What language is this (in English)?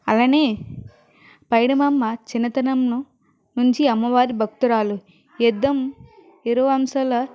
Telugu